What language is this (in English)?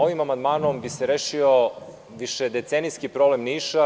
Serbian